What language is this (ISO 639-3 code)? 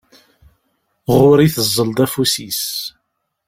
kab